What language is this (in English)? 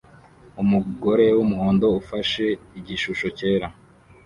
Kinyarwanda